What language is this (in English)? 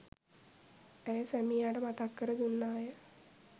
Sinhala